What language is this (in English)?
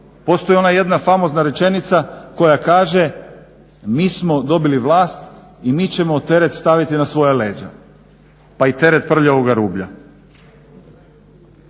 Croatian